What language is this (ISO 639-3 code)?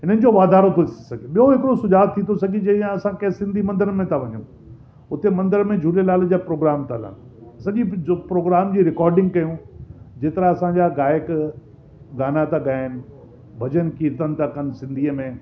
snd